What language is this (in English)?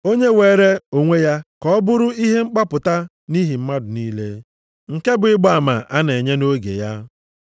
Igbo